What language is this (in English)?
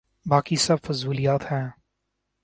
Urdu